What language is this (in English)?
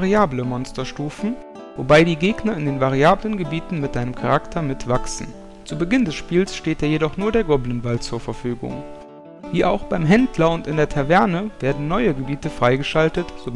German